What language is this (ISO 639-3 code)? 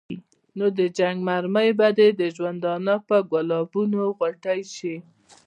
pus